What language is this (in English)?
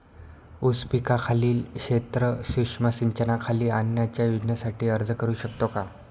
Marathi